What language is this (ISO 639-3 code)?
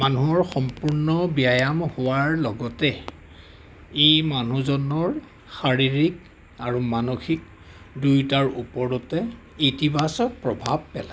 asm